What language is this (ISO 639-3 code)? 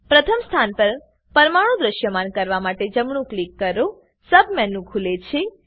guj